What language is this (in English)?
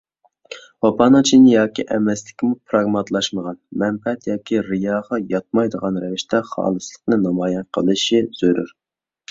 Uyghur